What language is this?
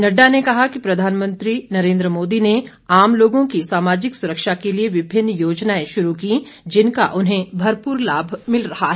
Hindi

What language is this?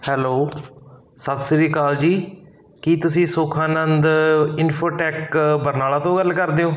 Punjabi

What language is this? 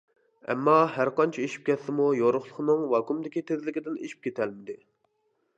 Uyghur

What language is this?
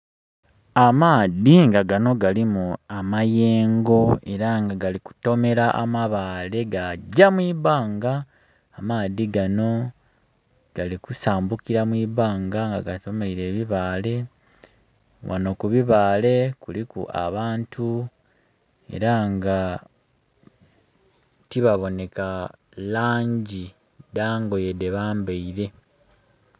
Soga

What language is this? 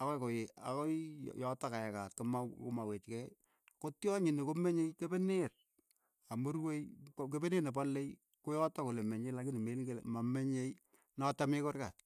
Keiyo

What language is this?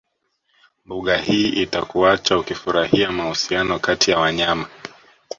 Swahili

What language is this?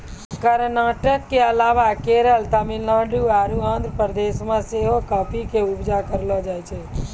Maithili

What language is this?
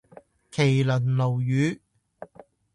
Cantonese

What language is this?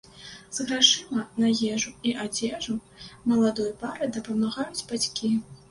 Belarusian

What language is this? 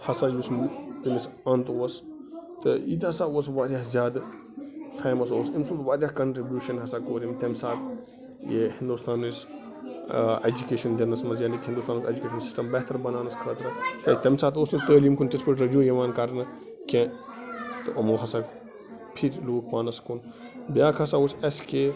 Kashmiri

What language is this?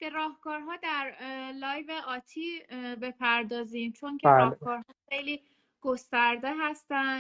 Persian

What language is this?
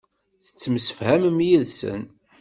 Kabyle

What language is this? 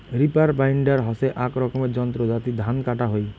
Bangla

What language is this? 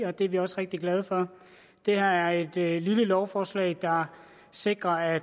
Danish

